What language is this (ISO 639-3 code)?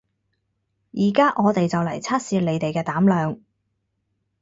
yue